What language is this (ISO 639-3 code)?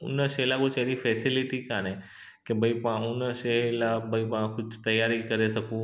snd